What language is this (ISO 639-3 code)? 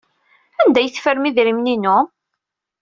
kab